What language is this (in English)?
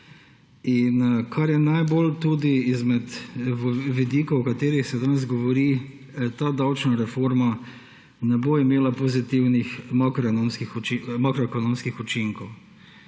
Slovenian